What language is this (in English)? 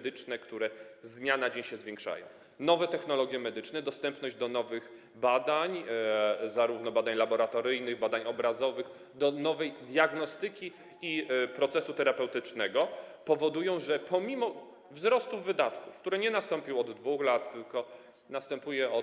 Polish